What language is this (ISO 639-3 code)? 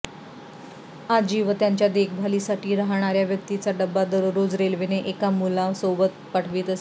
mar